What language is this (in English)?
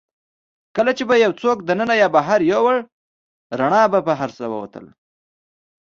Pashto